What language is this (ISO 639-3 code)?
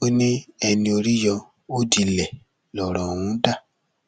yor